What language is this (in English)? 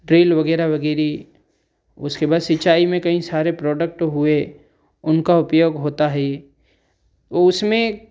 Hindi